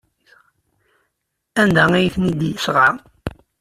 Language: Kabyle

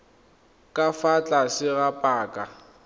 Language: Tswana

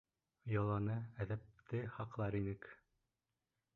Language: Bashkir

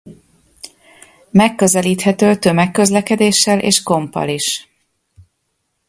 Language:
Hungarian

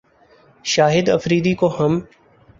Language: Urdu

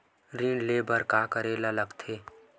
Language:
Chhattisgarhi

